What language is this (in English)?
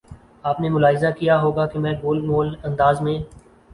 Urdu